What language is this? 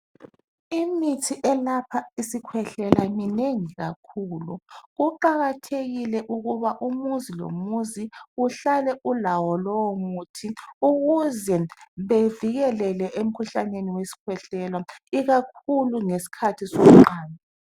North Ndebele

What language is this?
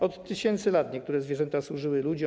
Polish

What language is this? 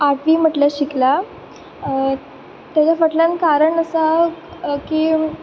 Konkani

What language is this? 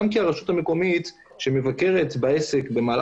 Hebrew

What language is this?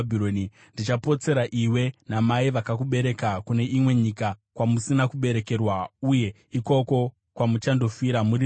Shona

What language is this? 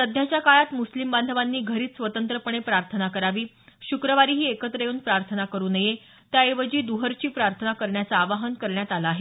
Marathi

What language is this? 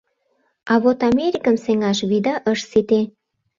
Mari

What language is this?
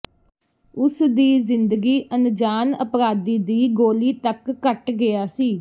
Punjabi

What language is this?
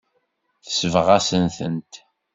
Kabyle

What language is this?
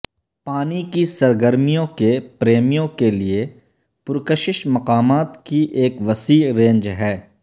Urdu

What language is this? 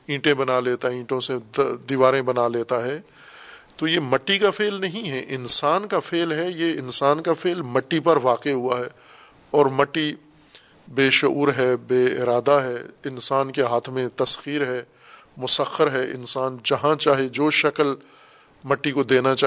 Urdu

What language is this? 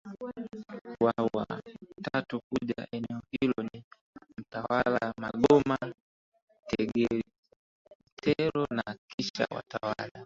Swahili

